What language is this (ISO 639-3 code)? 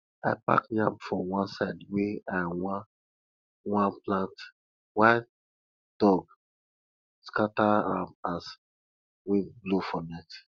pcm